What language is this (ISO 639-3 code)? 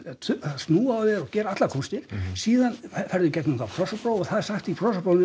isl